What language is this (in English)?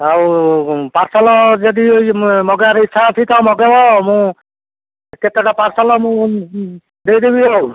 Odia